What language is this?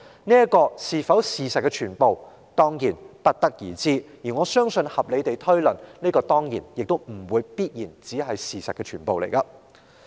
Cantonese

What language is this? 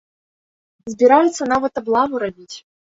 Belarusian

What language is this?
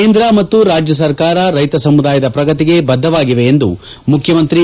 Kannada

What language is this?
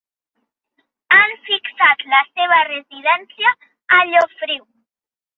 Catalan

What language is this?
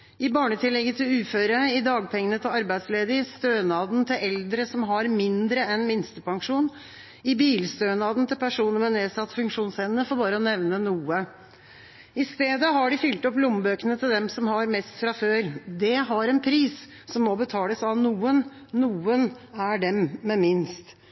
Norwegian Bokmål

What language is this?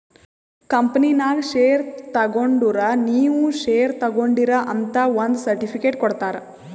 Kannada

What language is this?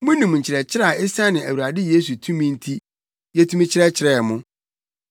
Akan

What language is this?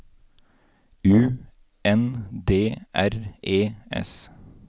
Norwegian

